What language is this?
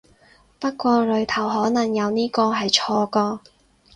Cantonese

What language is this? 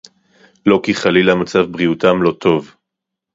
Hebrew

